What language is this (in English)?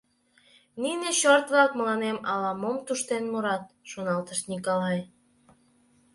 Mari